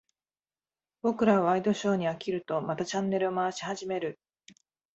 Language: Japanese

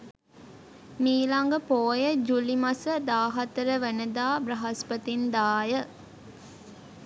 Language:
Sinhala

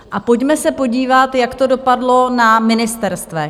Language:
Czech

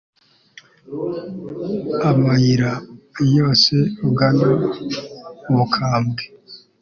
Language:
Kinyarwanda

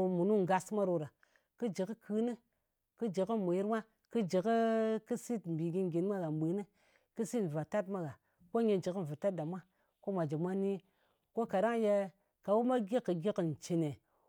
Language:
Ngas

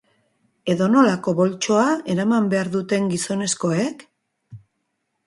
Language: Basque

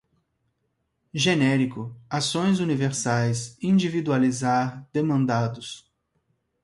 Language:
Portuguese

